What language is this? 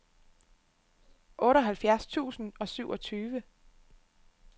Danish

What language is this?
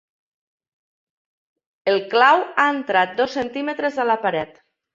Catalan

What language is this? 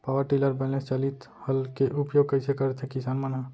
Chhattisgarhi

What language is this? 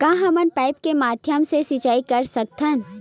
Chhattisgarhi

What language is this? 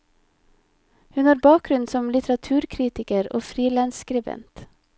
Norwegian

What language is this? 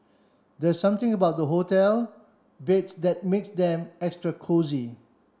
English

